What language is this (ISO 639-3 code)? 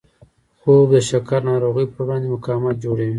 pus